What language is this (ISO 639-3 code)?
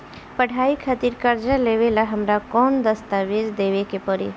bho